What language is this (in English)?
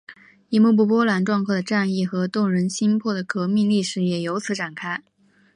Chinese